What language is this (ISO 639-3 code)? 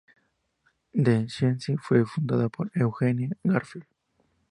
spa